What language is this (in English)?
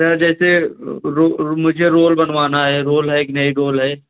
Hindi